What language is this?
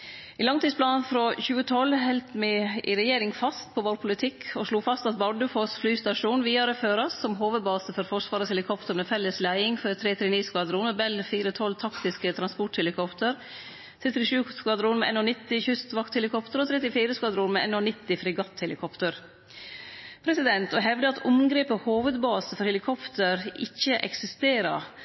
Norwegian Nynorsk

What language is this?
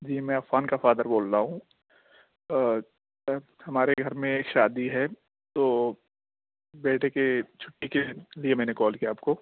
Urdu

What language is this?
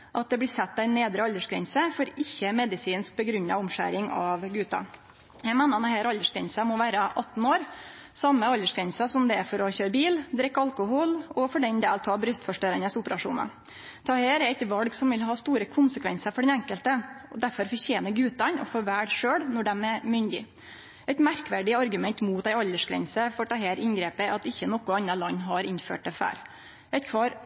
Norwegian Nynorsk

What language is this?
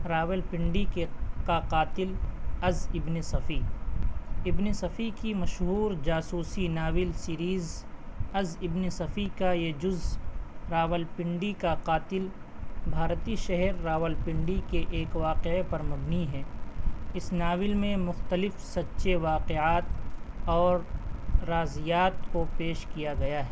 Urdu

